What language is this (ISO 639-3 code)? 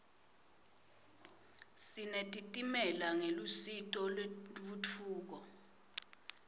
ssw